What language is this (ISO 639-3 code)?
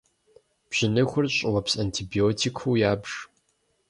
kbd